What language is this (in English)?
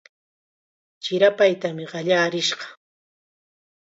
Chiquián Ancash Quechua